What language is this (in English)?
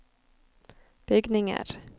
Norwegian